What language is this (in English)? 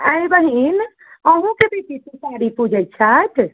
Maithili